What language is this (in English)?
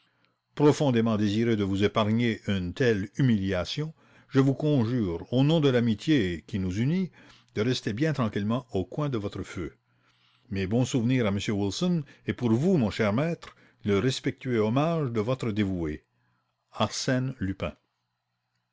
French